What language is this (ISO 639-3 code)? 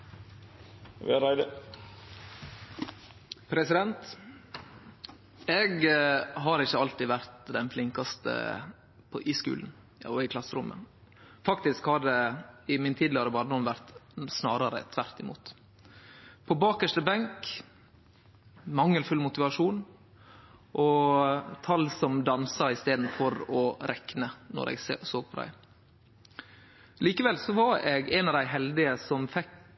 nno